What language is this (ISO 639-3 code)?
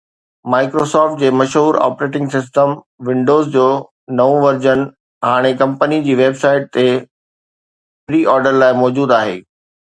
snd